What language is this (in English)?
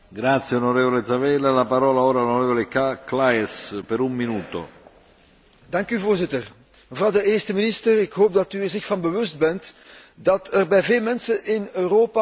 Dutch